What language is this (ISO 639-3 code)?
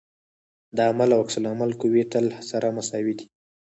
pus